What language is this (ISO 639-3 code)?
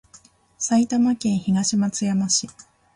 jpn